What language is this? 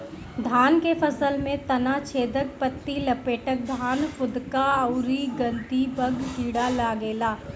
Bhojpuri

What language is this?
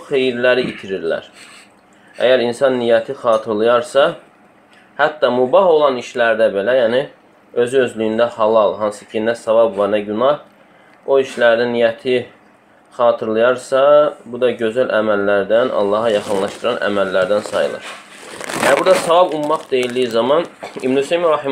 Turkish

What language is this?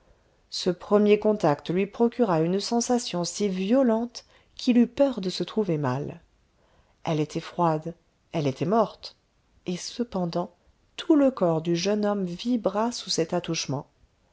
French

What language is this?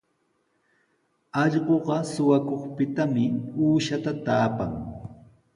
Sihuas Ancash Quechua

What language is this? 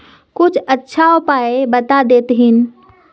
Magahi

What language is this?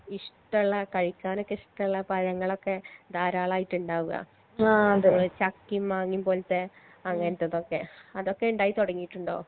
Malayalam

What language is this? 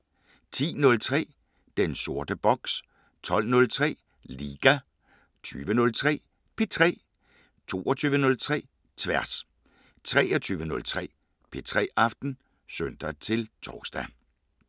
Danish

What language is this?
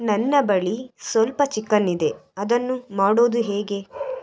Kannada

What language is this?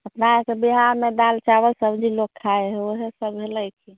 Maithili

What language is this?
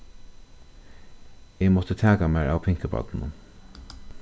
Faroese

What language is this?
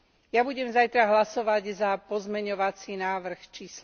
Slovak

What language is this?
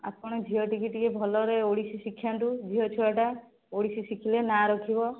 Odia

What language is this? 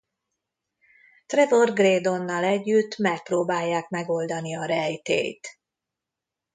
Hungarian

